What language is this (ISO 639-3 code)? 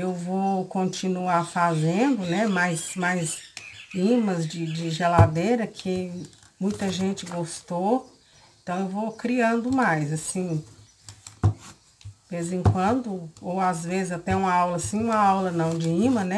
por